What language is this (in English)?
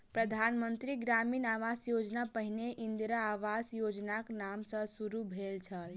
Maithili